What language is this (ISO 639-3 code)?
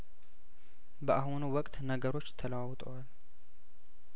amh